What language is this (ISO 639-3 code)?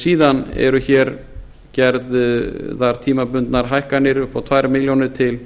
isl